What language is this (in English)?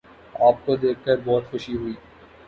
Urdu